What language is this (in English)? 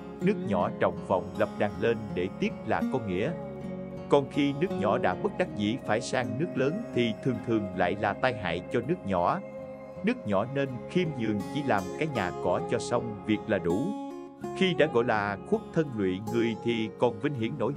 Vietnamese